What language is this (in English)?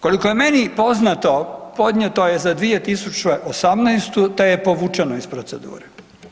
Croatian